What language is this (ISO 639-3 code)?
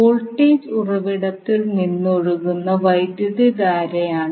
mal